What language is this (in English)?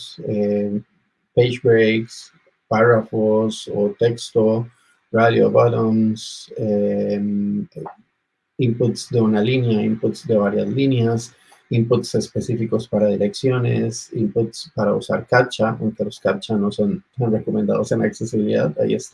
Spanish